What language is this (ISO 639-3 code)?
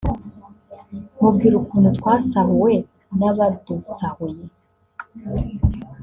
kin